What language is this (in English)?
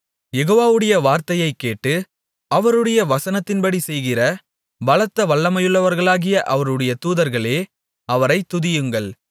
Tamil